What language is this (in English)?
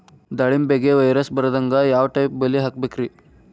Kannada